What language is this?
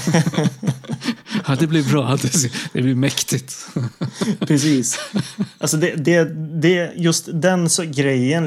Swedish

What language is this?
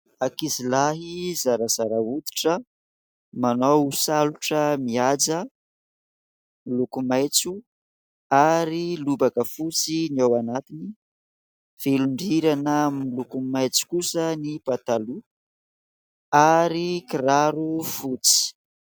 Malagasy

